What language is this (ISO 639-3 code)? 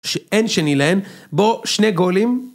heb